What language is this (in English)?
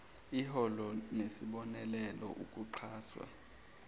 Zulu